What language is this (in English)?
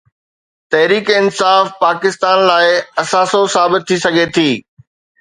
Sindhi